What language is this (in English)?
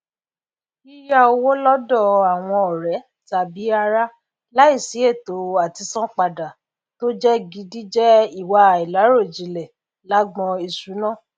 Yoruba